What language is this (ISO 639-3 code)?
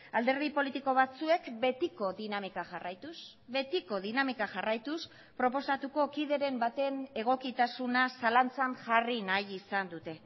eus